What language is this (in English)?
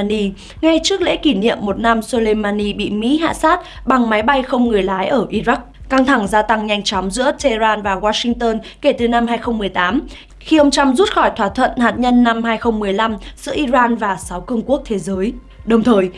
Vietnamese